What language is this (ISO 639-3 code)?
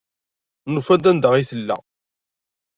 kab